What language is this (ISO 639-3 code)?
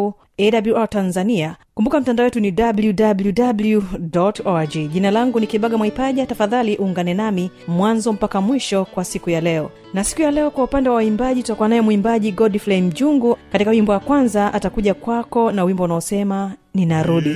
swa